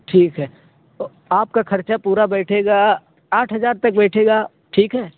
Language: Urdu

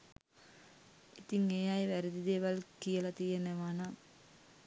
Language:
Sinhala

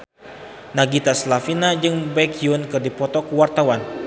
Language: Sundanese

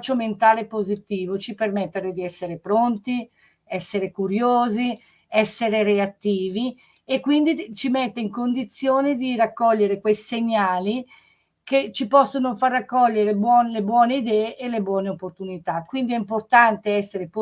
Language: Italian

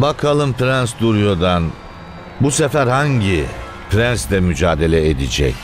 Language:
Turkish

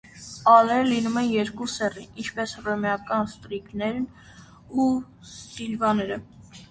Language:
Armenian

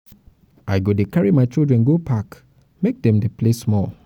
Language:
Nigerian Pidgin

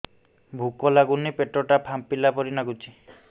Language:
Odia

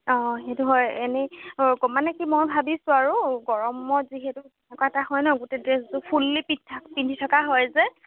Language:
Assamese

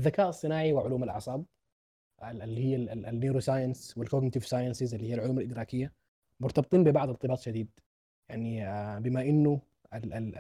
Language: Arabic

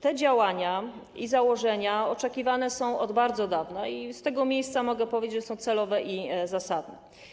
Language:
Polish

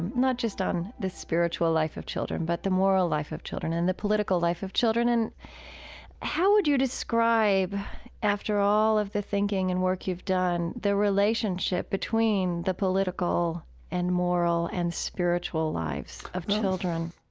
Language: English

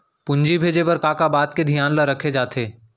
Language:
Chhattisgarhi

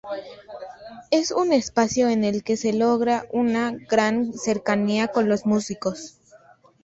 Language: Spanish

